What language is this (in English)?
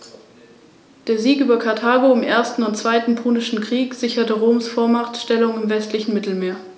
German